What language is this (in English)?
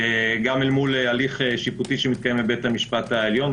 Hebrew